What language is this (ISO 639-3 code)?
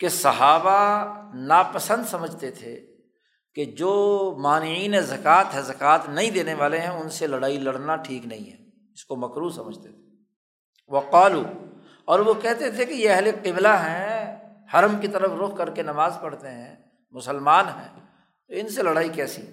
urd